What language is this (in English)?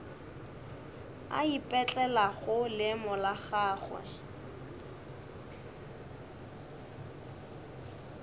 Northern Sotho